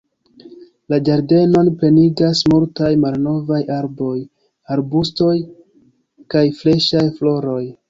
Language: Esperanto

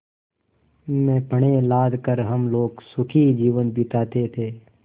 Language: Hindi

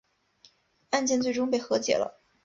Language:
Chinese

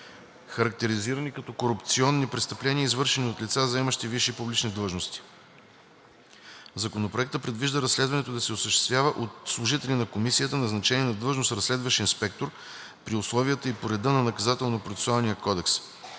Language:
Bulgarian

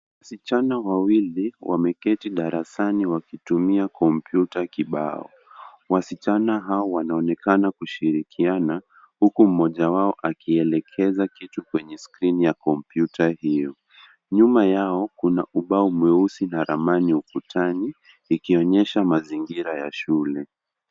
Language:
Swahili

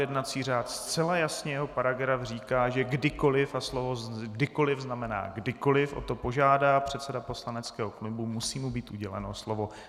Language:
Czech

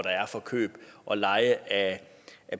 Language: Danish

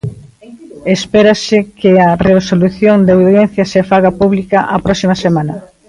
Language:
Galician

